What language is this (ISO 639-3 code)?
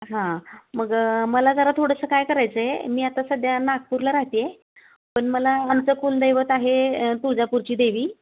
mar